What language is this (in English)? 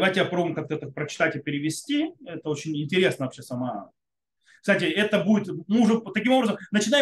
Russian